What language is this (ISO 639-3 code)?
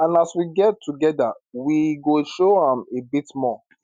pcm